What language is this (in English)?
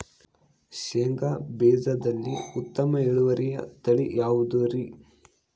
Kannada